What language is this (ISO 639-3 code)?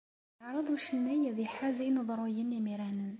kab